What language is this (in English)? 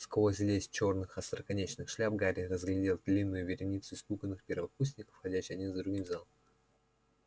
Russian